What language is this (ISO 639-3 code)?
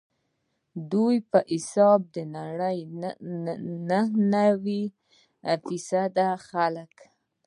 pus